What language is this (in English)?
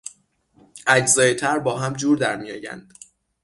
Persian